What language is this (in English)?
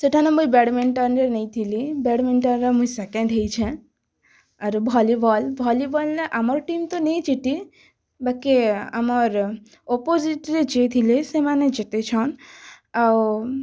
Odia